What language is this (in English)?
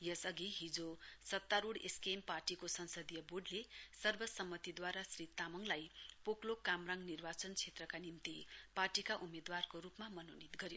Nepali